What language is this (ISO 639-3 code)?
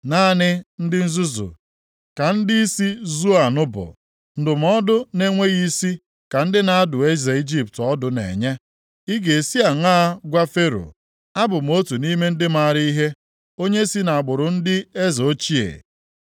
ibo